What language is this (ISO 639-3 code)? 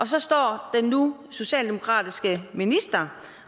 dan